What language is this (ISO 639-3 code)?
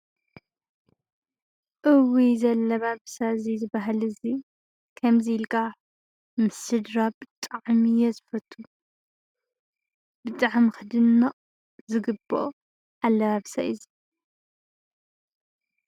tir